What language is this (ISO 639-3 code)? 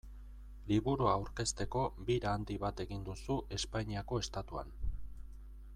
eus